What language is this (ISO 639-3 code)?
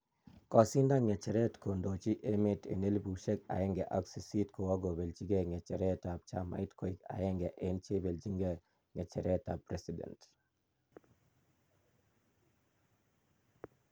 kln